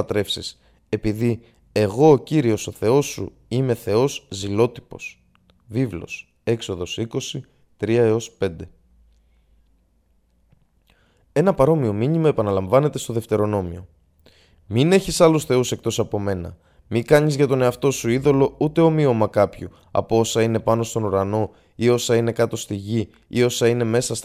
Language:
Greek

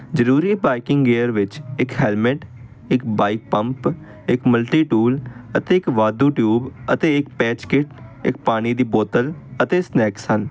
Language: Punjabi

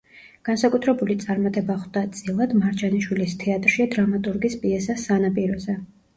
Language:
Georgian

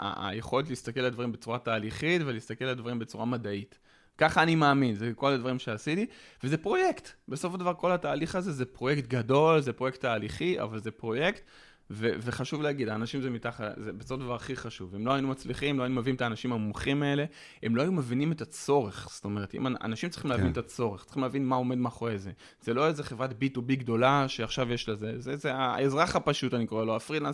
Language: Hebrew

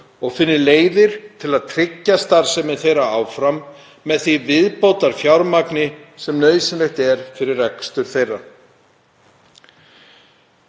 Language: Icelandic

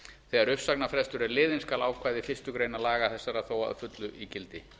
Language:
Icelandic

